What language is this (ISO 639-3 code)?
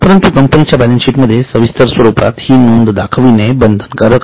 mar